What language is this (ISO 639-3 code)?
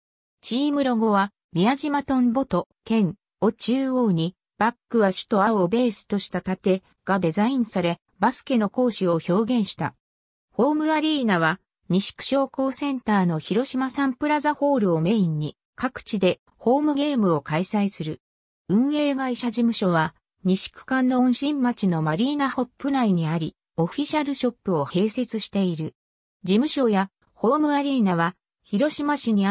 jpn